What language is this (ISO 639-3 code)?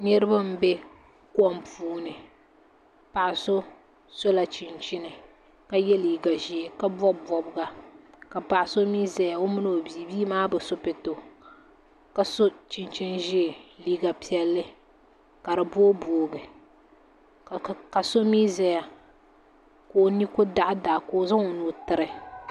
dag